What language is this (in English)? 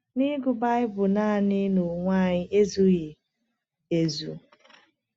Igbo